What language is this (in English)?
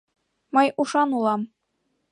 Mari